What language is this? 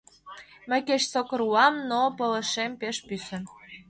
Mari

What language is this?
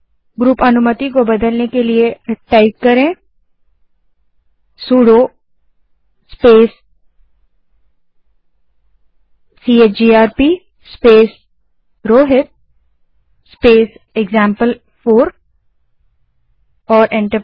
Hindi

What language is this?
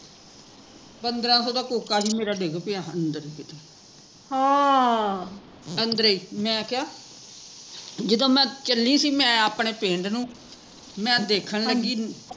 Punjabi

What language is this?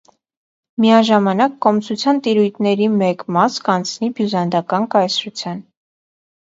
Armenian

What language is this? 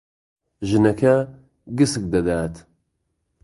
Central Kurdish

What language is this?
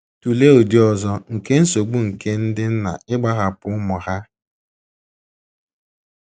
Igbo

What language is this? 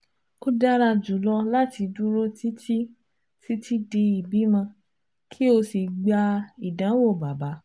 Yoruba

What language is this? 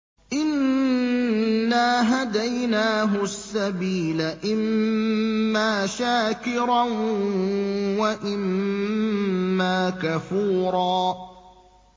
Arabic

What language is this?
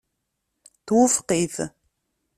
Kabyle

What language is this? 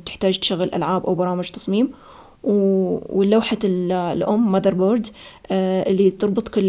Omani Arabic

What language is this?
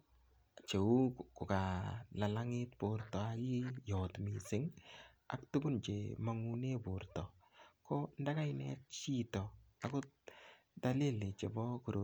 Kalenjin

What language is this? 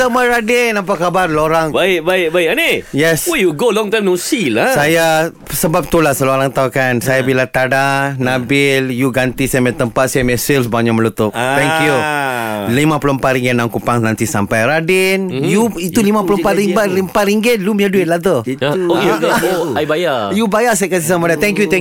Malay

